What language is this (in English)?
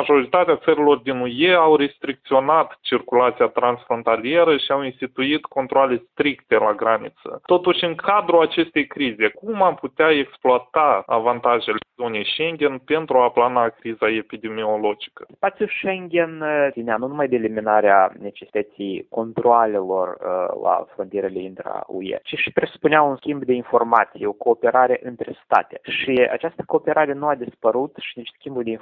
Romanian